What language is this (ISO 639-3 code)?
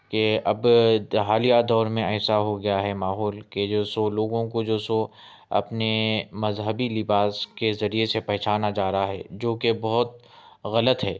urd